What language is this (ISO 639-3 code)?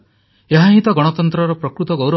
ori